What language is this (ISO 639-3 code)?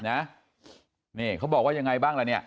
tha